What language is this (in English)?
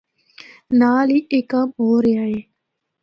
Northern Hindko